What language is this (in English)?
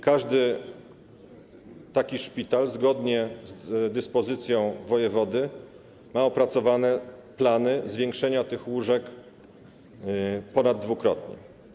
Polish